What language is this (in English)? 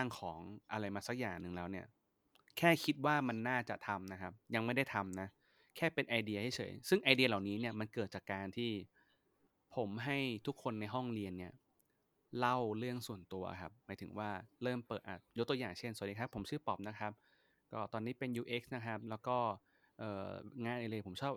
Thai